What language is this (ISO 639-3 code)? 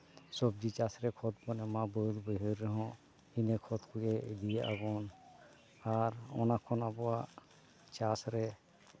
sat